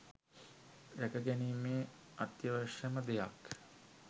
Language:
Sinhala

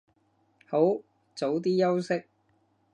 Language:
Cantonese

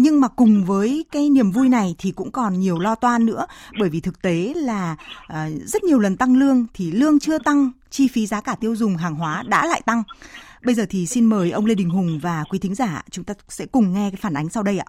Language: Vietnamese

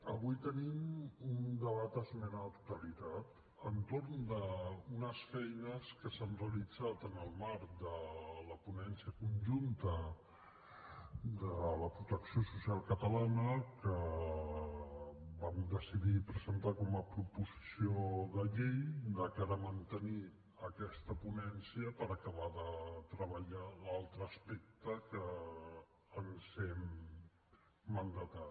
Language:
Catalan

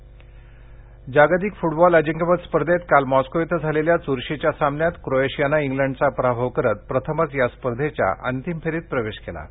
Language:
Marathi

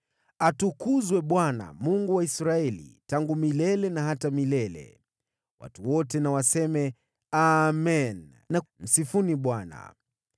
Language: Swahili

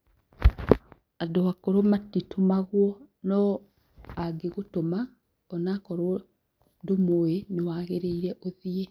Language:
Kikuyu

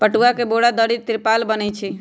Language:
Magahi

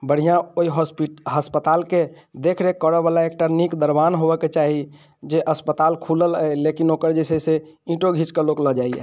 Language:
Maithili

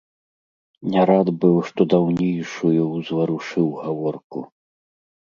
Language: Belarusian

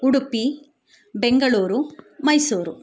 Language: Kannada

